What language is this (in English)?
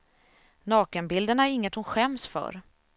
Swedish